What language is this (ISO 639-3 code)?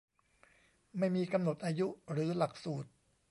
tha